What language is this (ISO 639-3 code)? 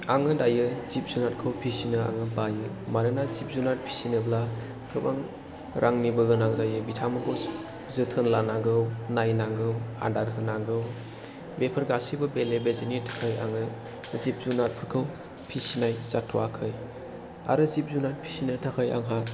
brx